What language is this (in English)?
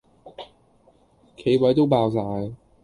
Cantonese